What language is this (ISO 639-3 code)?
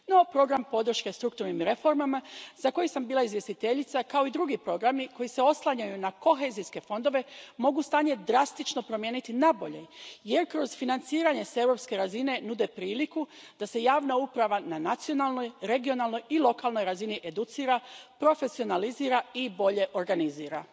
hrv